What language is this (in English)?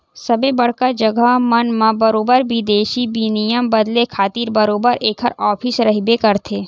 Chhattisgarhi